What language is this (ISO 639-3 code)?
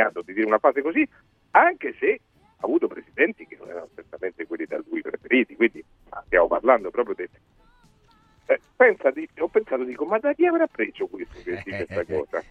ita